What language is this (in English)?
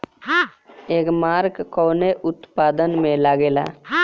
Bhojpuri